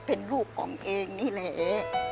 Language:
Thai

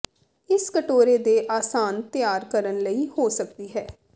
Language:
Punjabi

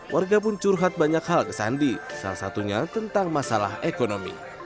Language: Indonesian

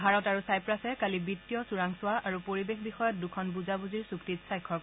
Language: Assamese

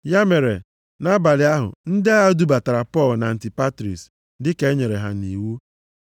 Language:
Igbo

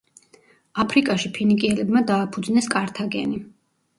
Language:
Georgian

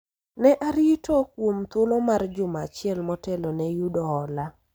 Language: Luo (Kenya and Tanzania)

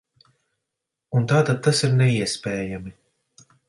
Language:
Latvian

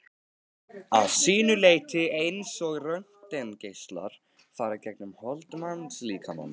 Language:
Icelandic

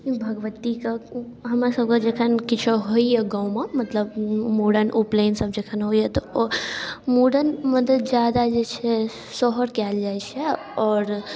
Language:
Maithili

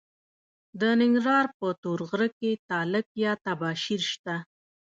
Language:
Pashto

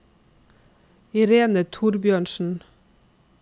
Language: Norwegian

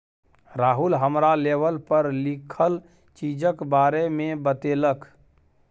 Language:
Maithili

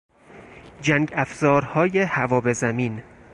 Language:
Persian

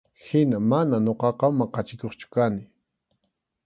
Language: Arequipa-La Unión Quechua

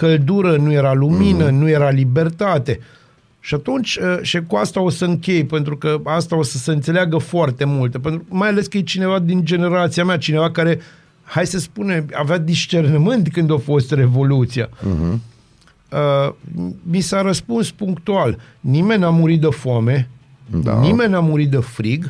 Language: Romanian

